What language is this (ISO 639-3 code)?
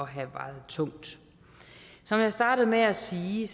dan